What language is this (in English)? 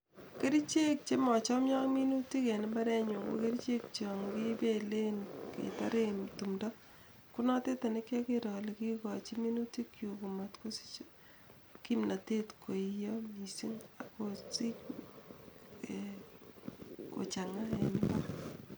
Kalenjin